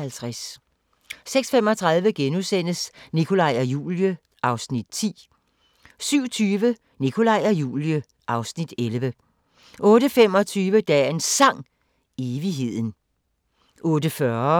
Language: Danish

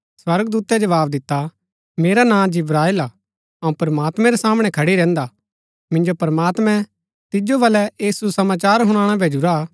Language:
Gaddi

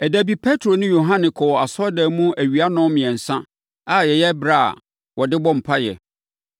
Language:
Akan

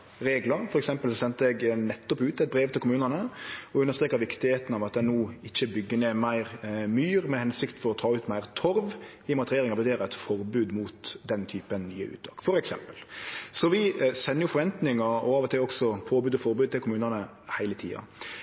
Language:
Norwegian Nynorsk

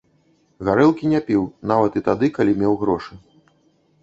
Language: Belarusian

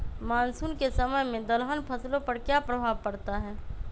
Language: Magahi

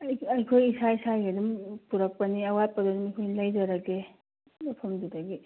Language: Manipuri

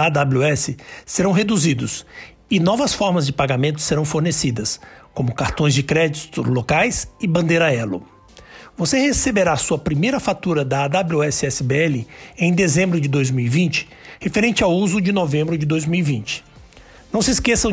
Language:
Portuguese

